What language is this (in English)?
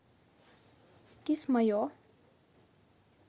Russian